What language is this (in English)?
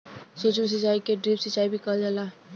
Bhojpuri